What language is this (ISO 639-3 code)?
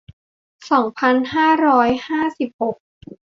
tha